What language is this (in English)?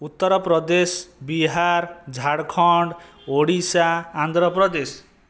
Odia